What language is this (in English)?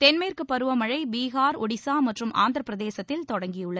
Tamil